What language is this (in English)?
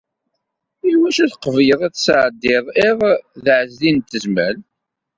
Kabyle